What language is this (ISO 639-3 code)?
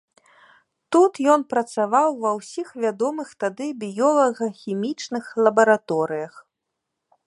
bel